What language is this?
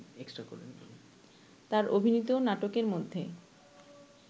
Bangla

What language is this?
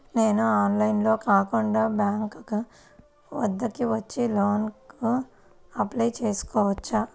Telugu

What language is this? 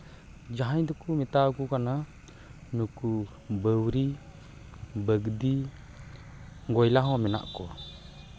Santali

